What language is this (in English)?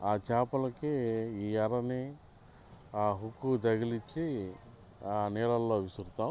Telugu